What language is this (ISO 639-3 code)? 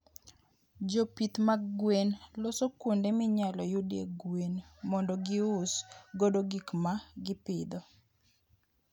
luo